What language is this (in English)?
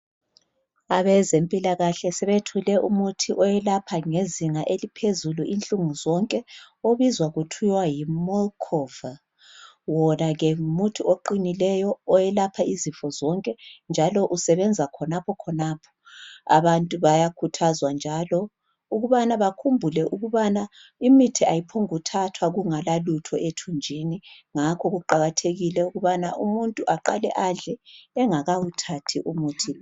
North Ndebele